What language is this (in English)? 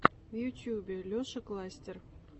Russian